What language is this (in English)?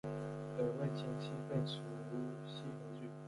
Chinese